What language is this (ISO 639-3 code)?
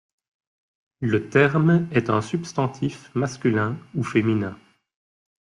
fra